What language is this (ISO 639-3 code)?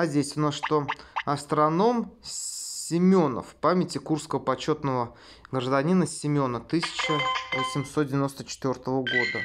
rus